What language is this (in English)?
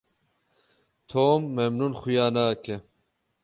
Kurdish